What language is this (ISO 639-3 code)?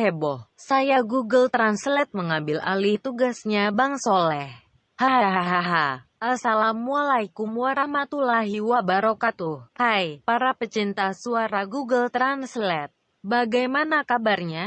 ind